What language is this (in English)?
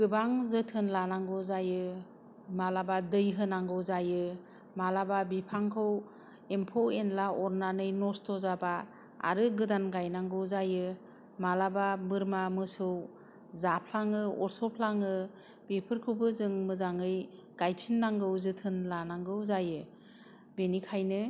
Bodo